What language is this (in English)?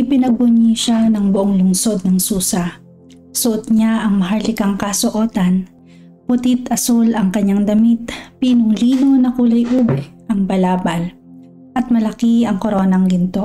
Filipino